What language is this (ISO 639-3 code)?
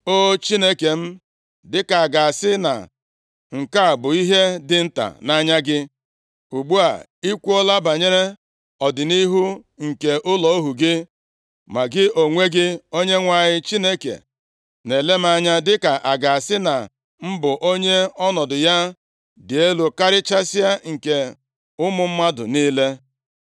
ibo